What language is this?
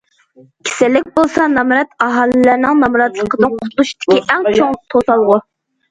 Uyghur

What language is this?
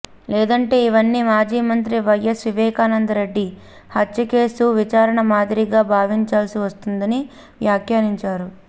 Telugu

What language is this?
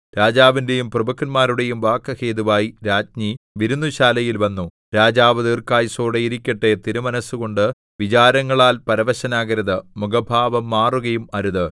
Malayalam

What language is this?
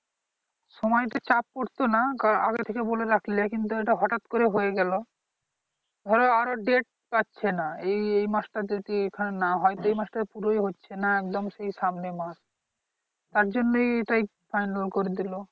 Bangla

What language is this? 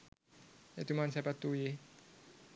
Sinhala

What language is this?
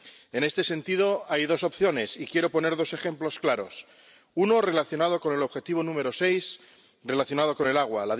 Spanish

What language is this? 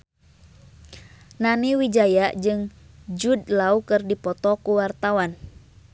Sundanese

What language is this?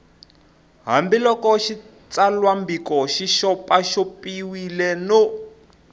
Tsonga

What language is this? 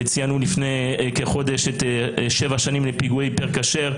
Hebrew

